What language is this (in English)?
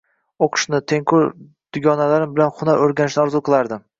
Uzbek